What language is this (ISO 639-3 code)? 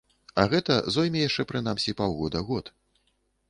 bel